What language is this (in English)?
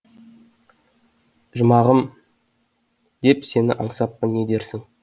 Kazakh